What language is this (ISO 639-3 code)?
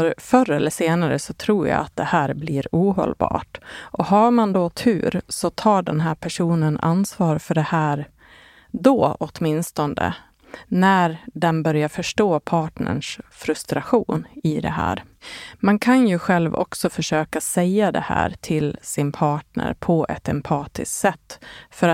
swe